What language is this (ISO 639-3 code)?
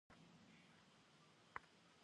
kbd